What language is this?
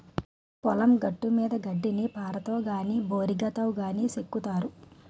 Telugu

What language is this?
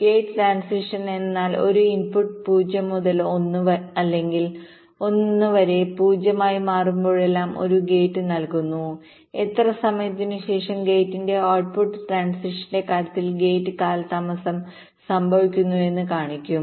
Malayalam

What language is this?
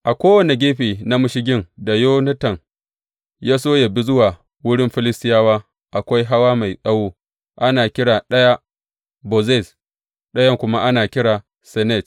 Hausa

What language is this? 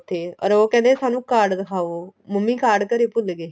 Punjabi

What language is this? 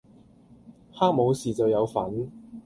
Cantonese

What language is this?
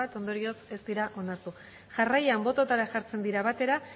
Basque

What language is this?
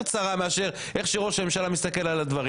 Hebrew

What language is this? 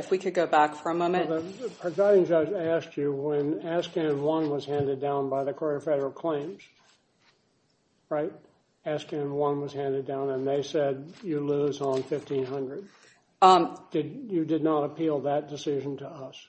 English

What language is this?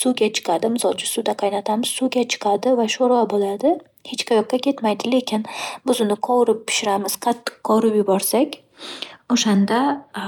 Uzbek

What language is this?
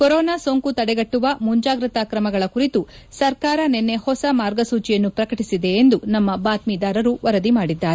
Kannada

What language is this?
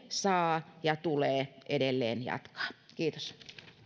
Finnish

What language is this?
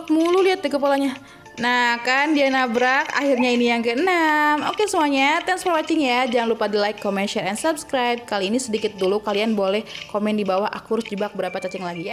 Indonesian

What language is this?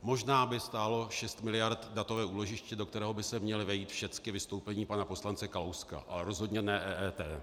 Czech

